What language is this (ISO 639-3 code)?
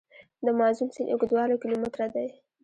pus